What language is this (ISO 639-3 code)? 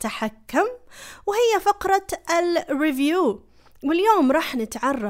ara